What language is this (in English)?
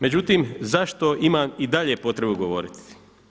Croatian